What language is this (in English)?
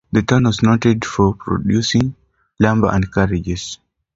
English